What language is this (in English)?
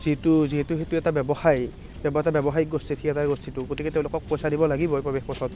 Assamese